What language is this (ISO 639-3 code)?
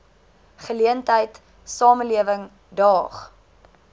afr